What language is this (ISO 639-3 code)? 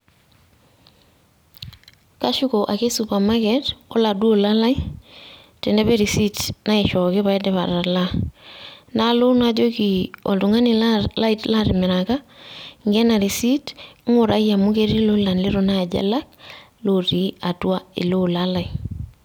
mas